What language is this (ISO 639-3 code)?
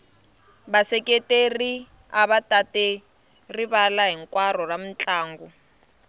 tso